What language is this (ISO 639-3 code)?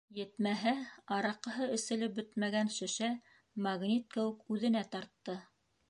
bak